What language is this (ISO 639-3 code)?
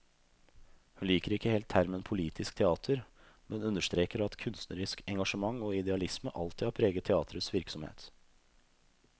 nor